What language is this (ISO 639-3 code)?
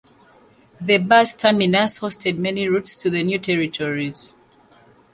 eng